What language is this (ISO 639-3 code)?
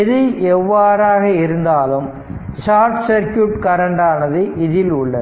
tam